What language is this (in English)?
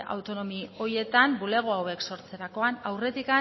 Basque